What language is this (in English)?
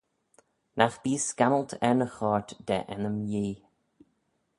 Manx